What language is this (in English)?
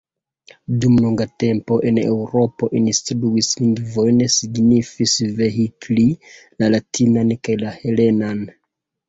Esperanto